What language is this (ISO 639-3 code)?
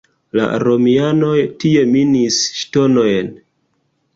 epo